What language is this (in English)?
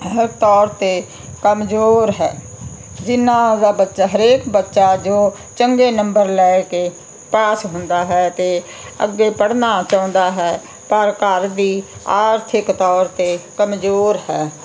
Punjabi